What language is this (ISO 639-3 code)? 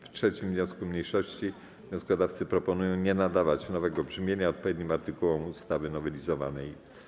pol